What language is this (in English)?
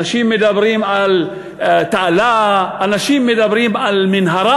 Hebrew